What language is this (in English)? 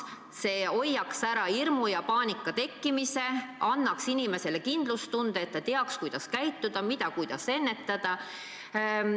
Estonian